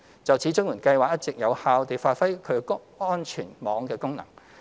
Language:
Cantonese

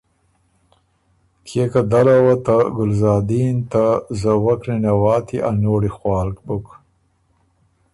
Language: Ormuri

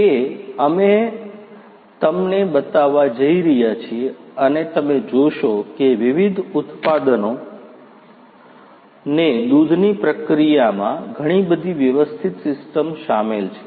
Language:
Gujarati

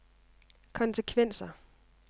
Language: Danish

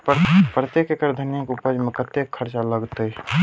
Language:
Maithili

